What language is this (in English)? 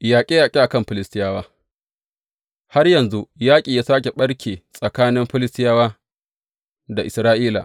Hausa